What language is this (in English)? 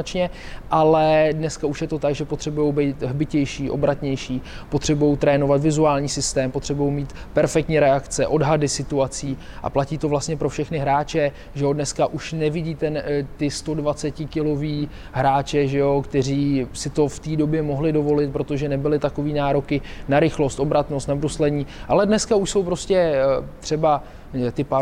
Czech